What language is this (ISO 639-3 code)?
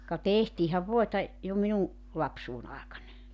fin